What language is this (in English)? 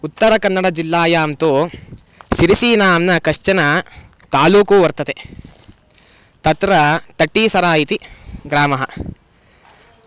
Sanskrit